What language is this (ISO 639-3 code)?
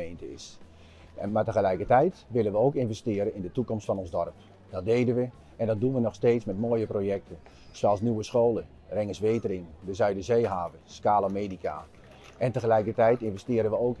nld